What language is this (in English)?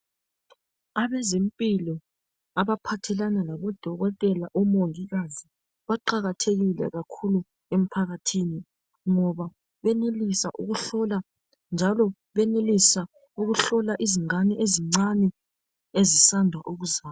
North Ndebele